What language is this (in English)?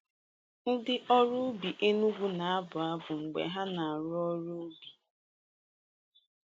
Igbo